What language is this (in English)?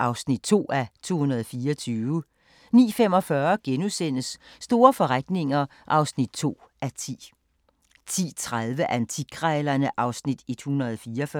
Danish